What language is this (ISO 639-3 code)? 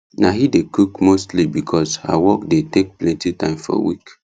pcm